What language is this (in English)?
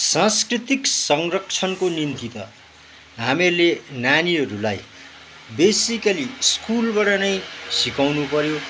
Nepali